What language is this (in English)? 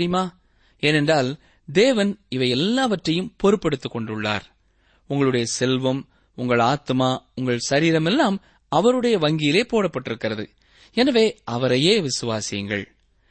Tamil